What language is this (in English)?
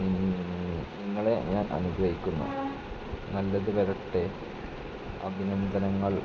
Malayalam